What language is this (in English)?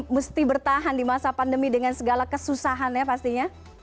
Indonesian